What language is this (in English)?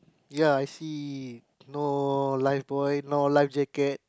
English